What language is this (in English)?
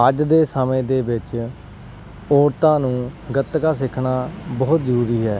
Punjabi